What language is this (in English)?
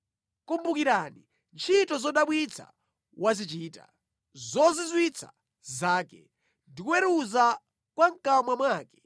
Nyanja